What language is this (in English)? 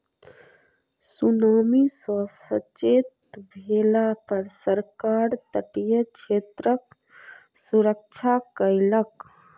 Maithili